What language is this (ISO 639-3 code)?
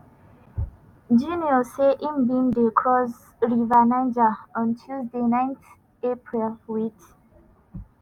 pcm